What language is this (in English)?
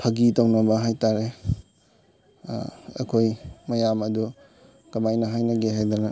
Manipuri